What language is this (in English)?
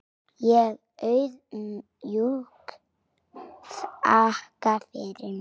Icelandic